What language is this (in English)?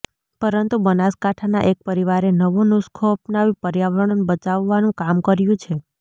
Gujarati